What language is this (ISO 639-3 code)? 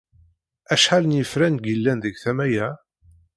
kab